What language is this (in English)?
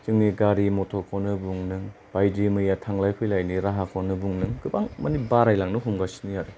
Bodo